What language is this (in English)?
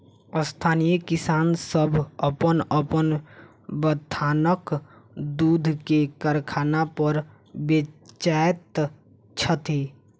Maithili